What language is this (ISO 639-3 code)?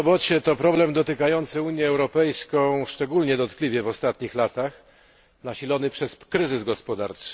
pol